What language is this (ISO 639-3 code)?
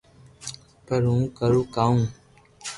lrk